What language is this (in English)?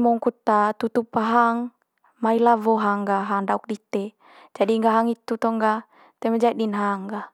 Manggarai